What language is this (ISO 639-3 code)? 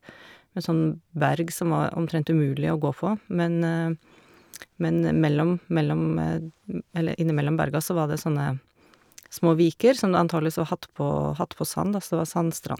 nor